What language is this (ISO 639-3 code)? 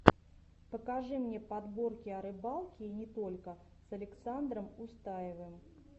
rus